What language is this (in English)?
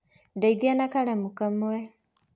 Kikuyu